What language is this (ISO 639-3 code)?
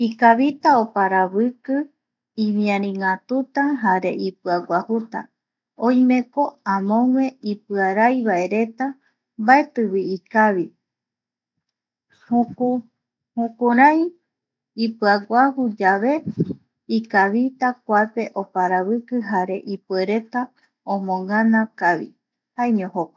gui